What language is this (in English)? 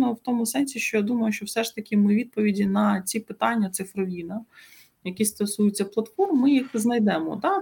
Ukrainian